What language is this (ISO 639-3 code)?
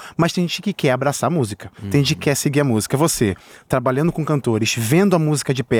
por